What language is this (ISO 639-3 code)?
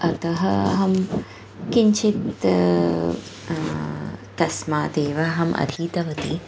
san